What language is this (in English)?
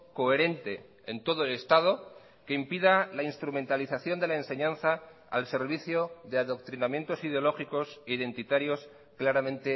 Spanish